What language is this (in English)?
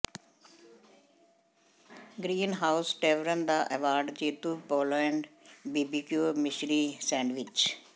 Punjabi